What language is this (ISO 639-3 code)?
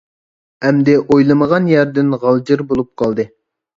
uig